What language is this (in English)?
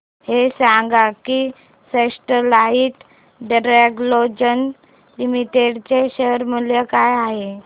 Marathi